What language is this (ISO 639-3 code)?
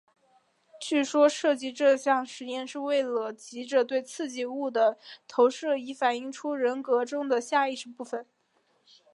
zho